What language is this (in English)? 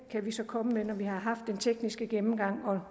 Danish